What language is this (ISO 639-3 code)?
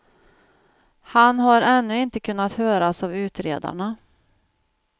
swe